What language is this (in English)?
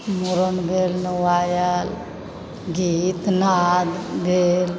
Maithili